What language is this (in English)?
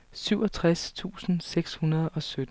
Danish